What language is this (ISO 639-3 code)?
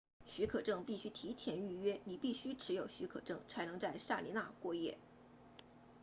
zho